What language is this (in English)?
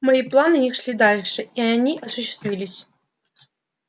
Russian